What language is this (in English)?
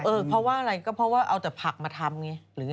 Thai